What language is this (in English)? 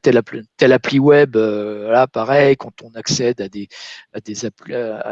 French